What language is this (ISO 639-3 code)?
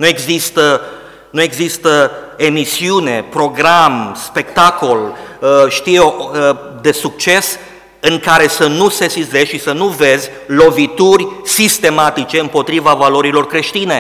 ron